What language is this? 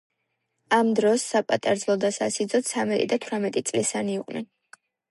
Georgian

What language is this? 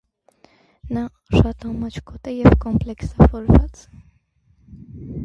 Armenian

